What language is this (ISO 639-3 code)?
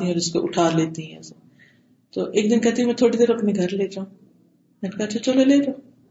urd